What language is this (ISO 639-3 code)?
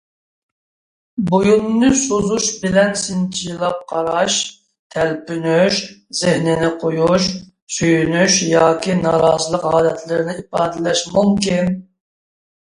uig